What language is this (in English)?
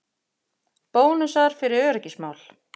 Icelandic